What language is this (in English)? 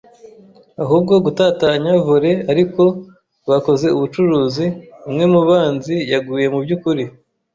Kinyarwanda